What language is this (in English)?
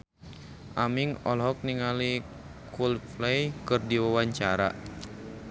Sundanese